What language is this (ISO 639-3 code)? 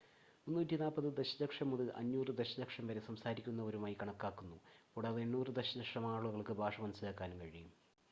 mal